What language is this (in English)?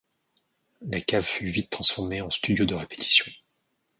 French